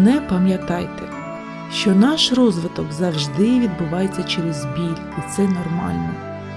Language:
Ukrainian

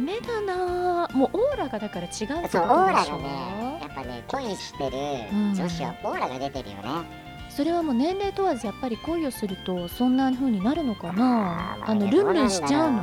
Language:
Japanese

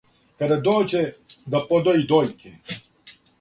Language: Serbian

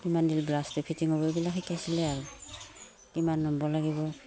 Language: Assamese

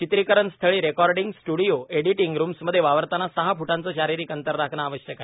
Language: Marathi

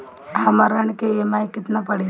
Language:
Bhojpuri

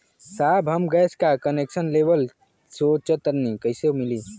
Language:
Bhojpuri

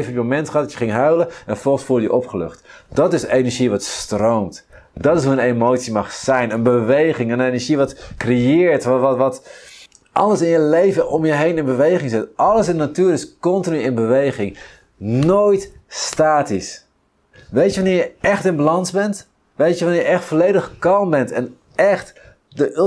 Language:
Dutch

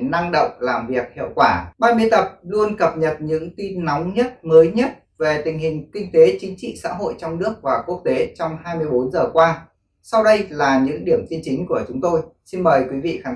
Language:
Vietnamese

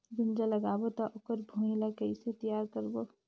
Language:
Chhattisgarhi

